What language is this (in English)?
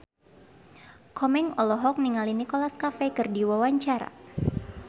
Sundanese